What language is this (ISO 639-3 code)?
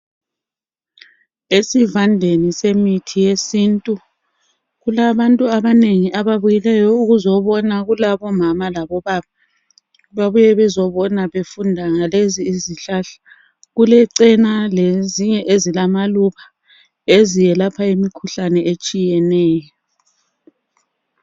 nde